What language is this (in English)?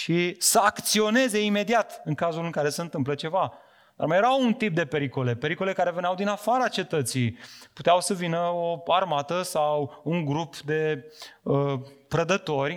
Romanian